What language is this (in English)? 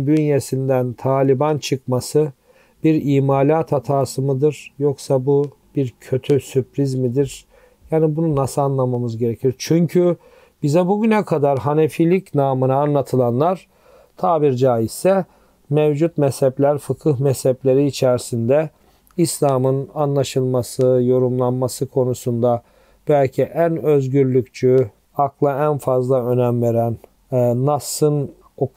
Turkish